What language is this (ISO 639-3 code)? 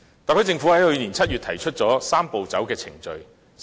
yue